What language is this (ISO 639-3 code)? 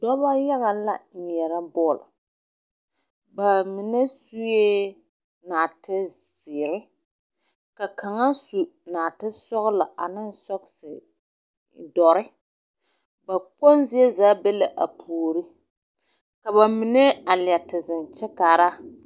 dga